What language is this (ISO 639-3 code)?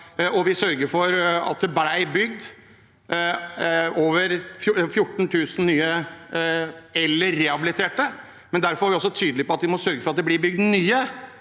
nor